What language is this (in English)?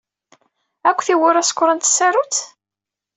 Kabyle